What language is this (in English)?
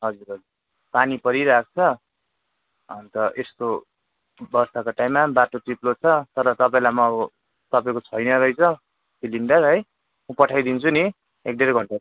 Nepali